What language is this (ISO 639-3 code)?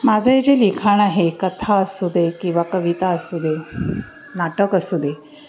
mar